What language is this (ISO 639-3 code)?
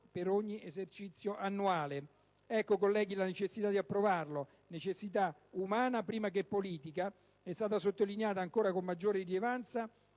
ita